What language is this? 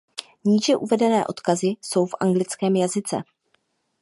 Czech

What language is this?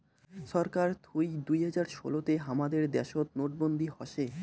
Bangla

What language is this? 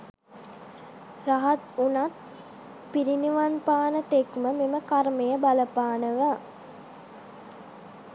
Sinhala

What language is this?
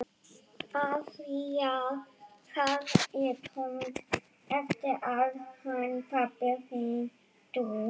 Icelandic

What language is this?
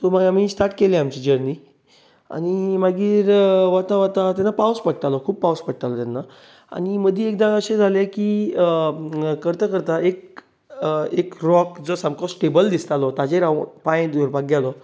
Konkani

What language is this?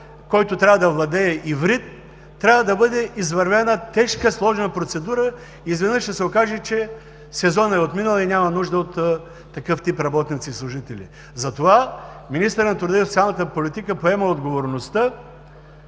Bulgarian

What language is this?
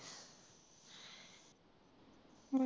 Punjabi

